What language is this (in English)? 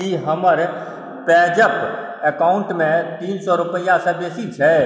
Maithili